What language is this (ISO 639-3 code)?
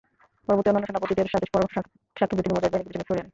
ben